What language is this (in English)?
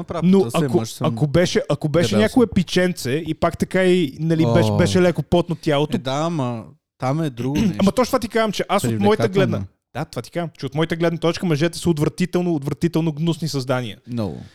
Bulgarian